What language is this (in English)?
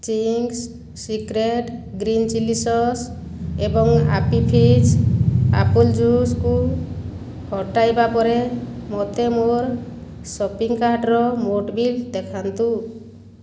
Odia